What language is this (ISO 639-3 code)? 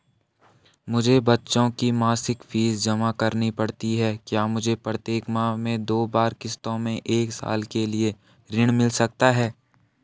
hin